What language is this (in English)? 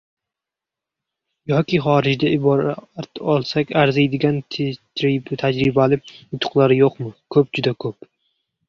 Uzbek